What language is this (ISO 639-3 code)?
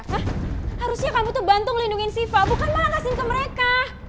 ind